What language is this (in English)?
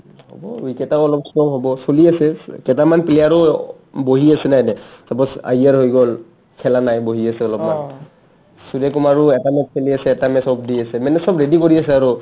Assamese